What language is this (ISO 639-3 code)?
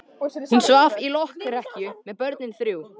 isl